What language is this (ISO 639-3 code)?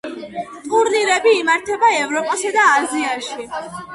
kat